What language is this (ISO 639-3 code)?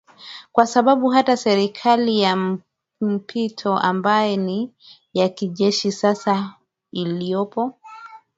swa